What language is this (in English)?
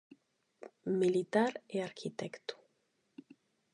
Galician